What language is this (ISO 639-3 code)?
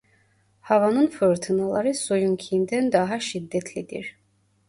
tur